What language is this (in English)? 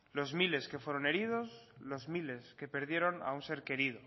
Spanish